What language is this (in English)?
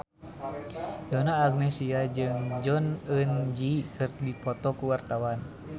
Sundanese